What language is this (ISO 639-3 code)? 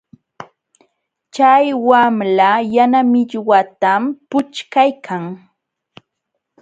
qxw